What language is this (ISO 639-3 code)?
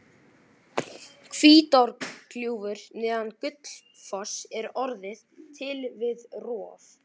isl